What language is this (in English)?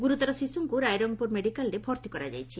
Odia